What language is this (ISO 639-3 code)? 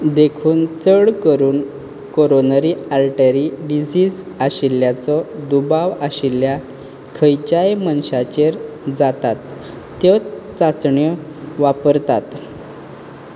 kok